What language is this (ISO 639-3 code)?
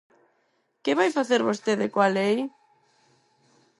glg